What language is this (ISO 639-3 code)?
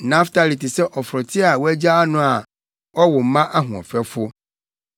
aka